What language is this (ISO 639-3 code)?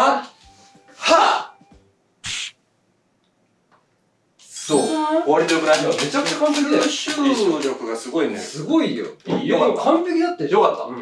jpn